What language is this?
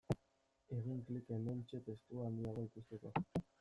Basque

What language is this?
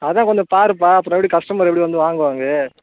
Tamil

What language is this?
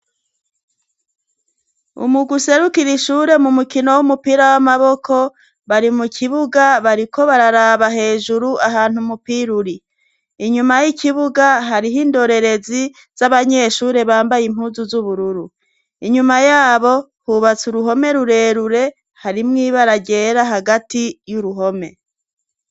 Rundi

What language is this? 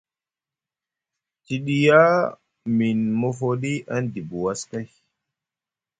Musgu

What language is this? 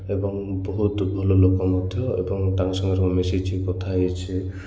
Odia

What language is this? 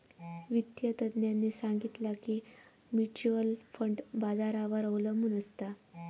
Marathi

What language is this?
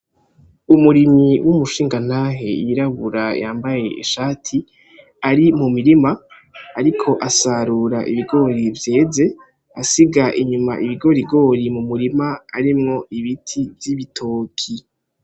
Rundi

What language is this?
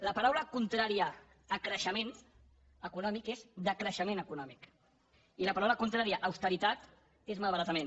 Catalan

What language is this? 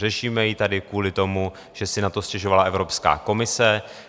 Czech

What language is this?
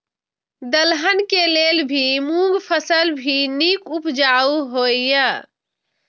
Maithili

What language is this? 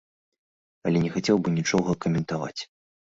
Belarusian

